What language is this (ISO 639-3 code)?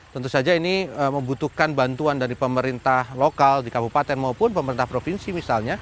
ind